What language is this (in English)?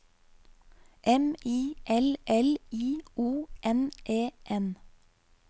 Norwegian